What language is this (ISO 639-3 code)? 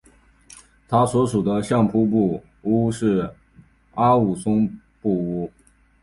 zho